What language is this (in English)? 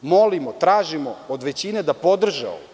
Serbian